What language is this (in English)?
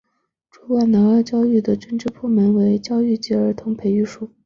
Chinese